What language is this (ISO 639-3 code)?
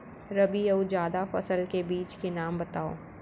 hne